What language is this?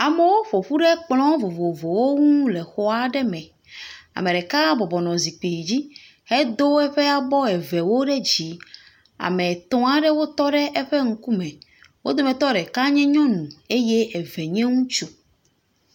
Ewe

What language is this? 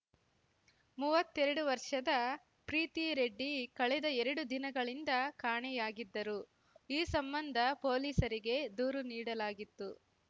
Kannada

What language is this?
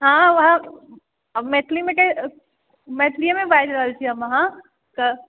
Maithili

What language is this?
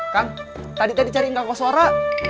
Indonesian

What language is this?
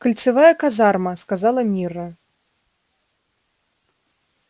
Russian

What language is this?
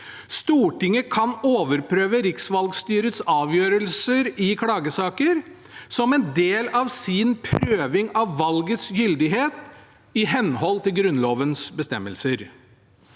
Norwegian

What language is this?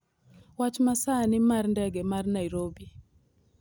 Luo (Kenya and Tanzania)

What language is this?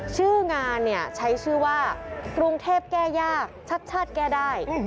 Thai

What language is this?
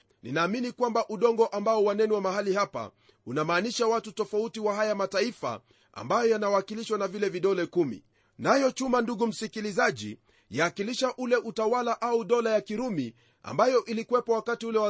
Swahili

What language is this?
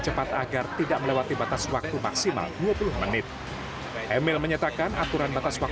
Indonesian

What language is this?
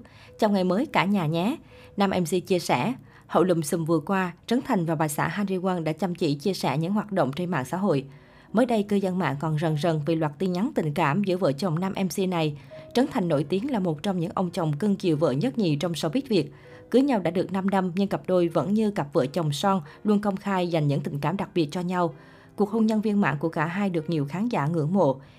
Vietnamese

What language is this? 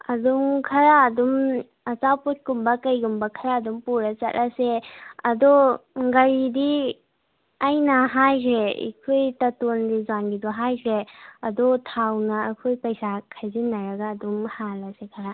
Manipuri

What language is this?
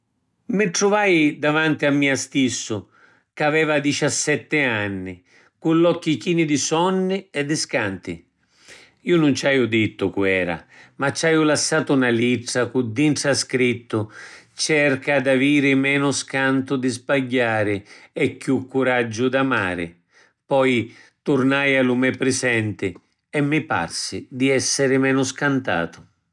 Sicilian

